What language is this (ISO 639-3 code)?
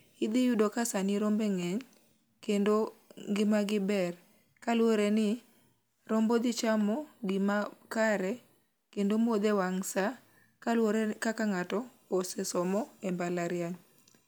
luo